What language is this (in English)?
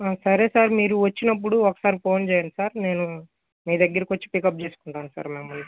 Telugu